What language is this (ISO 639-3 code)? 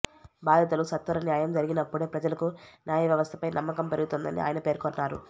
tel